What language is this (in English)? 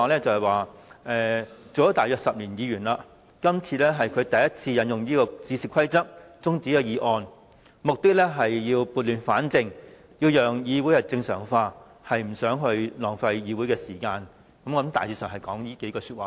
Cantonese